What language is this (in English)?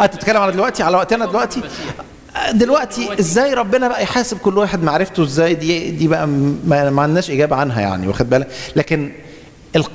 Arabic